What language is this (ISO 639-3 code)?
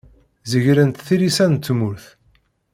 kab